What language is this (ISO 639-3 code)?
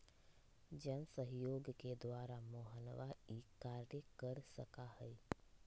mag